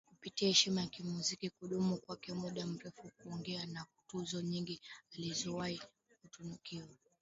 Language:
Swahili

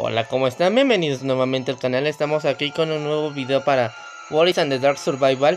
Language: Spanish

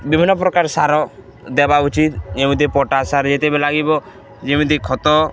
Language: Odia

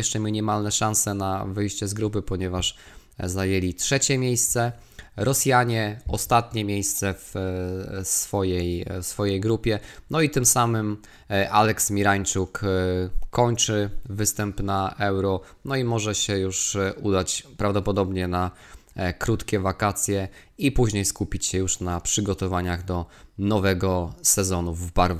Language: Polish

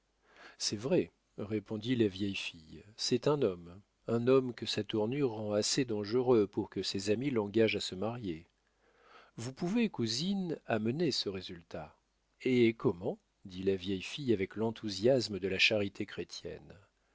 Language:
French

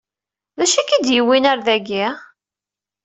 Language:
Kabyle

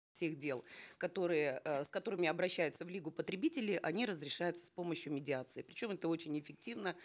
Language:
Kazakh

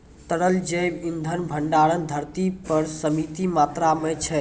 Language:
Maithili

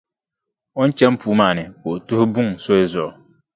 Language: Dagbani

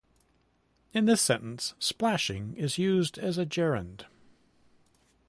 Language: English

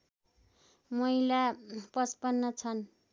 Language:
Nepali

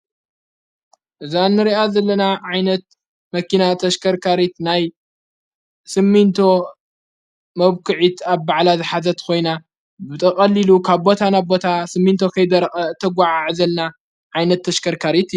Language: Tigrinya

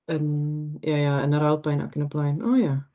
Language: Welsh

